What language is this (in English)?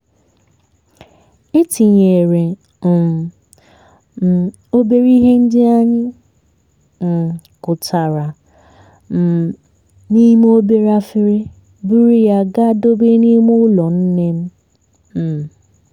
Igbo